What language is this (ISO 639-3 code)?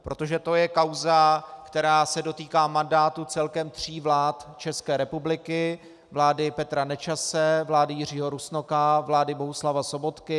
ces